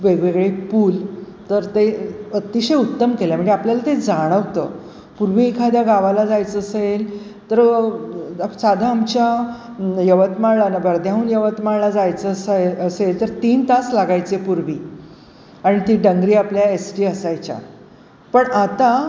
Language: Marathi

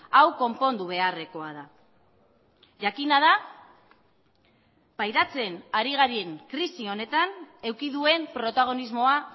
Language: Basque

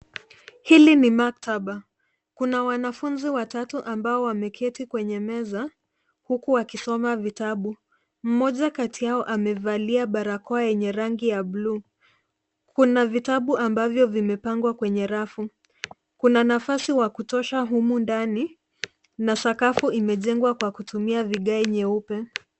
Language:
Swahili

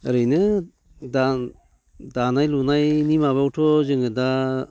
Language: Bodo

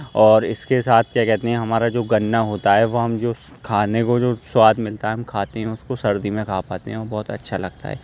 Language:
Urdu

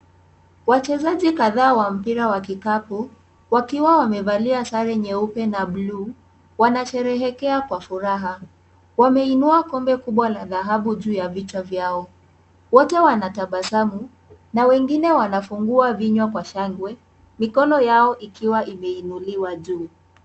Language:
Swahili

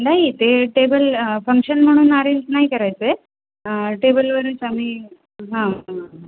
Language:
Marathi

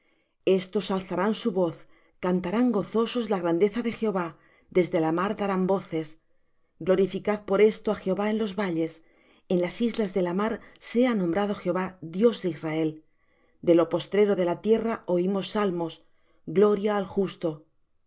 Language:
Spanish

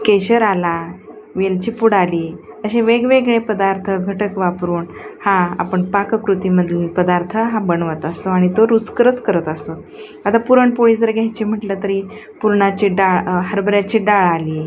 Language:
Marathi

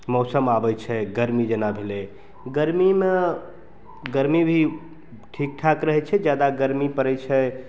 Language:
Maithili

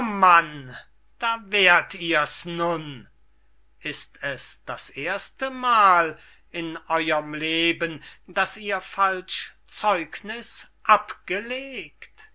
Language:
German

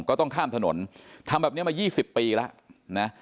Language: Thai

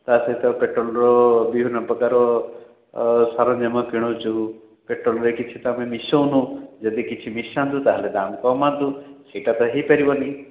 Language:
Odia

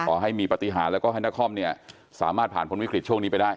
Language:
Thai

